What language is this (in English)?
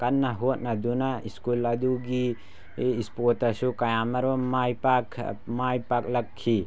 Manipuri